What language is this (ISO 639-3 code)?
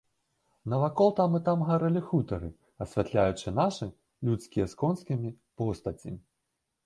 bel